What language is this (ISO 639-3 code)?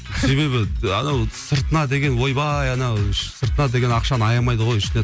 kaz